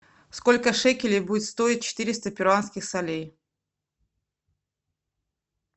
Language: Russian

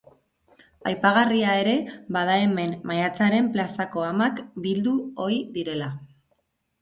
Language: Basque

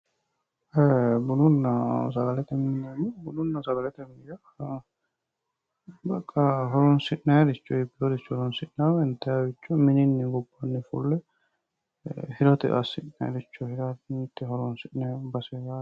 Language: Sidamo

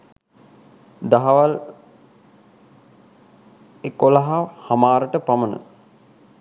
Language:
Sinhala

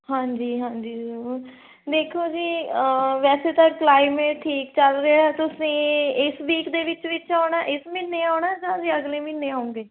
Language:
Punjabi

